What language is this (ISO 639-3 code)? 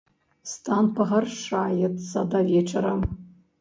bel